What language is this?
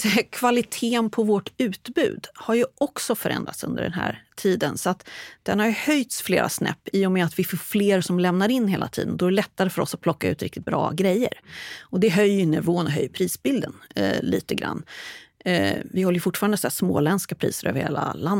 Swedish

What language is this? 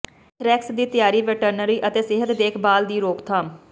Punjabi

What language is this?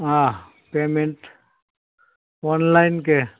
Gujarati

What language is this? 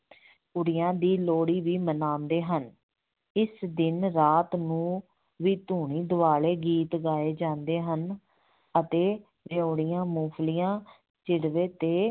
Punjabi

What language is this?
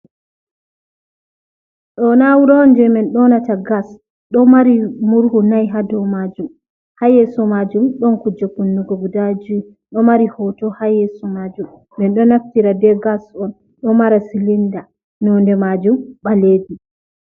Fula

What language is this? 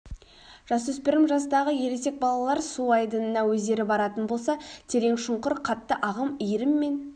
Kazakh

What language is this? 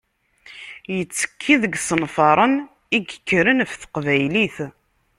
Kabyle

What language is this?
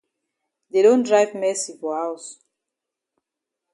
Cameroon Pidgin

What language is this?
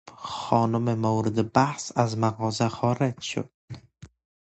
Persian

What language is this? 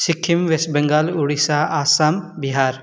Nepali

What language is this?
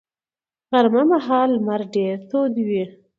Pashto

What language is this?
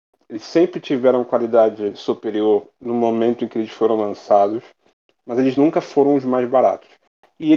Portuguese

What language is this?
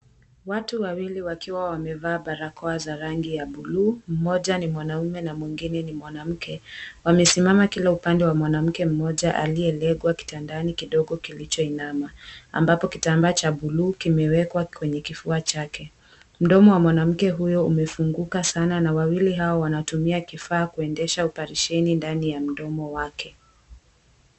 Swahili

